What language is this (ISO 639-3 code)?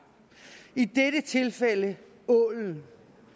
dan